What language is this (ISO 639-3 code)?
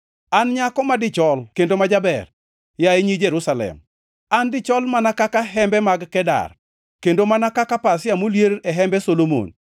luo